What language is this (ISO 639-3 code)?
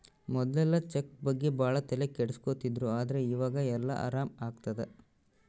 kan